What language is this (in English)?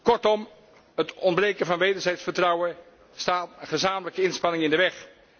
Dutch